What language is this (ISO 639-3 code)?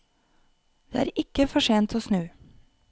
nor